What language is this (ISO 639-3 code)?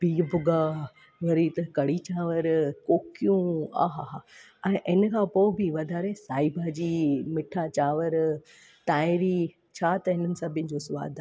snd